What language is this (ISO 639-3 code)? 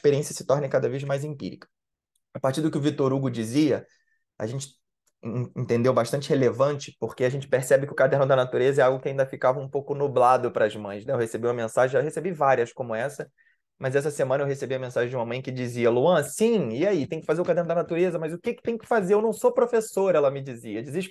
por